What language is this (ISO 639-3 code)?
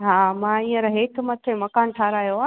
snd